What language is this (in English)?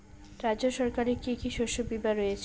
Bangla